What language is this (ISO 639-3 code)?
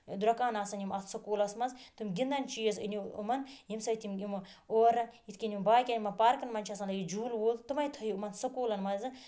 kas